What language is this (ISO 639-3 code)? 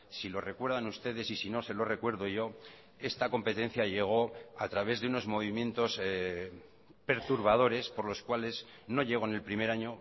spa